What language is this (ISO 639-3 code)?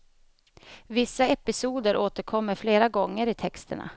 swe